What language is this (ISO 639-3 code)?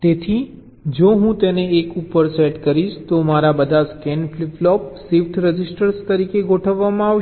guj